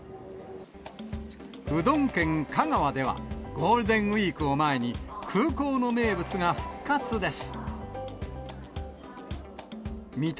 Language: Japanese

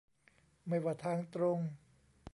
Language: Thai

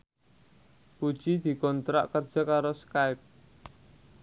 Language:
Javanese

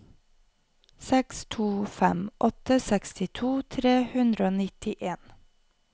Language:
Norwegian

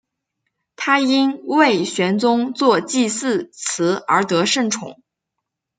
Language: Chinese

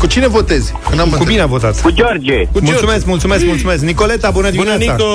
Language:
Romanian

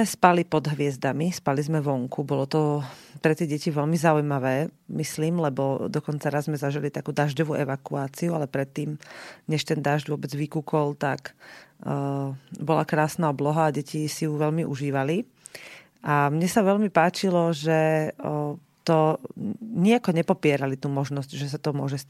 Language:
Slovak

